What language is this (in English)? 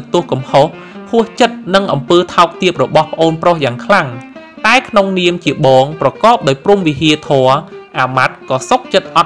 Thai